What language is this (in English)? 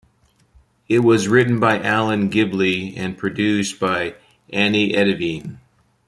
English